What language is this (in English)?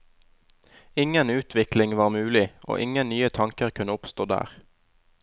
Norwegian